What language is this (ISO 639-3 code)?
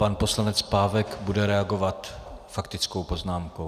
ces